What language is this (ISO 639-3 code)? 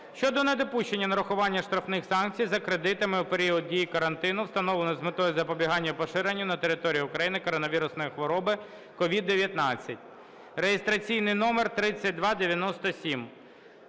ukr